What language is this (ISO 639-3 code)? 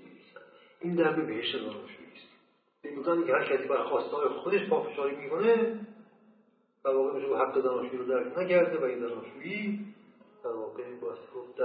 fas